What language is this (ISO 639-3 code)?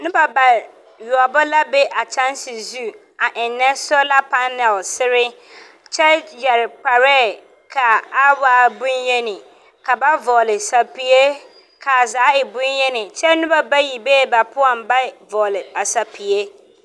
dga